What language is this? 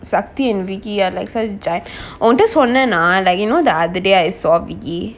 English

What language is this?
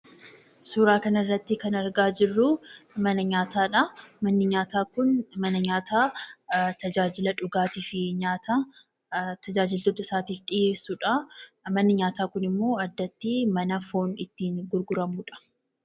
Oromo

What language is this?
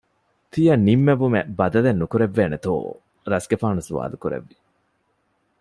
Divehi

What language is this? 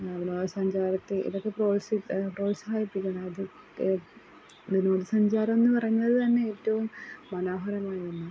Malayalam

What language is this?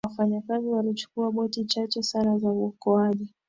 Swahili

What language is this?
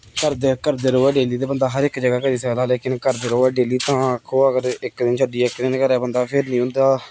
Dogri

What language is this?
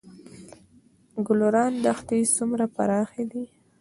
Pashto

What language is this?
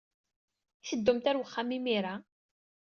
Kabyle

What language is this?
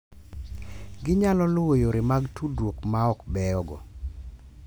Luo (Kenya and Tanzania)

